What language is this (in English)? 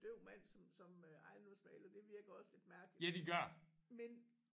Danish